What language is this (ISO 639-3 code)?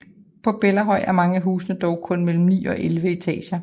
dan